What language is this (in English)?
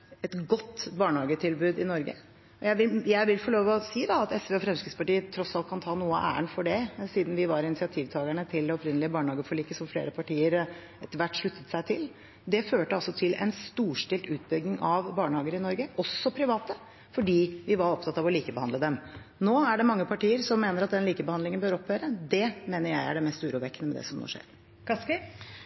Norwegian